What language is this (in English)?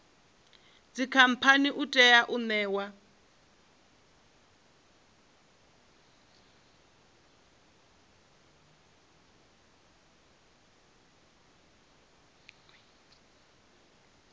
Venda